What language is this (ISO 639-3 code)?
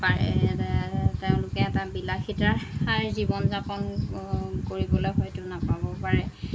asm